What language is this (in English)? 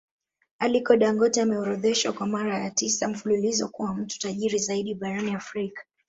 Swahili